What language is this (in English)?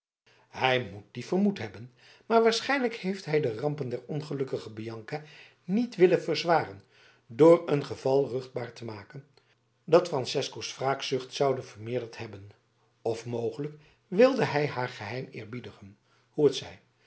Dutch